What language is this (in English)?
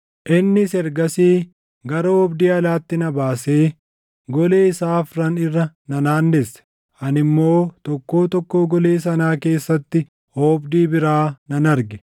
Oromo